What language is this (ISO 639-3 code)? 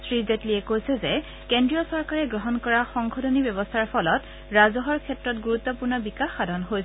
asm